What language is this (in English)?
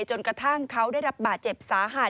Thai